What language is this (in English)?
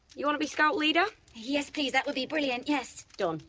English